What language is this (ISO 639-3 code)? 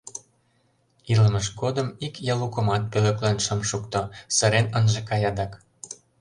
chm